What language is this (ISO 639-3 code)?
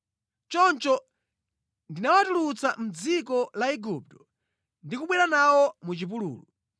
nya